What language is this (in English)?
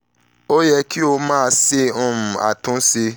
Yoruba